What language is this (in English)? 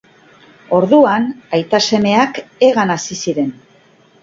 Basque